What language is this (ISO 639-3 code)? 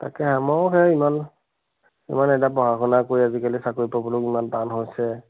asm